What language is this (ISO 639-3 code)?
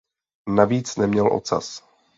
ces